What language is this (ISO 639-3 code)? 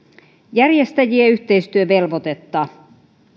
fin